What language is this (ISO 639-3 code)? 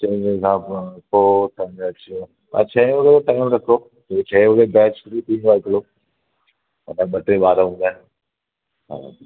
snd